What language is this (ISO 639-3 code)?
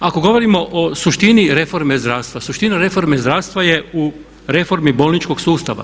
hrv